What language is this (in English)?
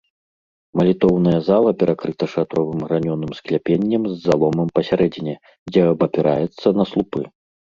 Belarusian